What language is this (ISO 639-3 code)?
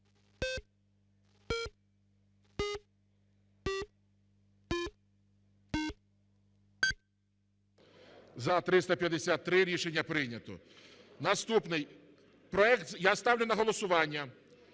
ukr